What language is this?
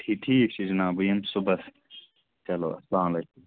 Kashmiri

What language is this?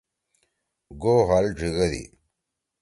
Torwali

